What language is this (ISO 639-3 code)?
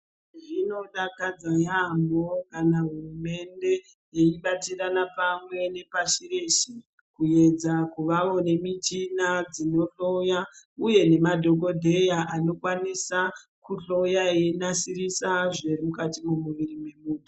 ndc